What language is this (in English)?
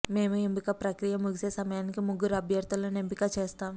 Telugu